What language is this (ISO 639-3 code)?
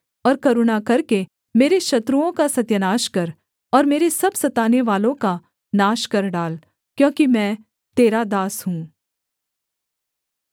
hin